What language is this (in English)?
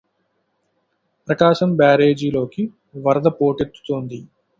Telugu